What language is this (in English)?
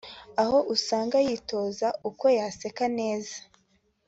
Kinyarwanda